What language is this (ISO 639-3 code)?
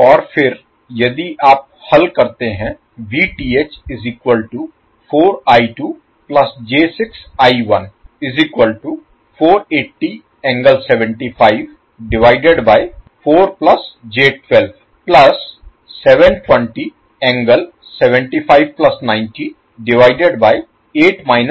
hin